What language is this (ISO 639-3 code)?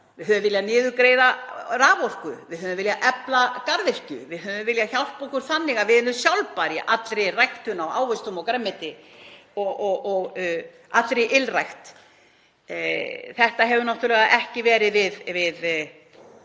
isl